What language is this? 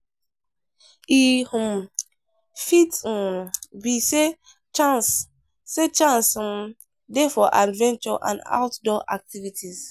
Nigerian Pidgin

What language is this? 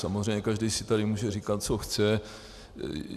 Czech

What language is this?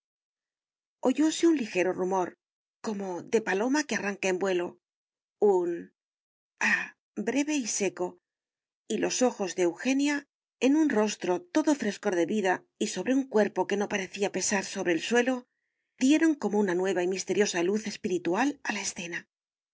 Spanish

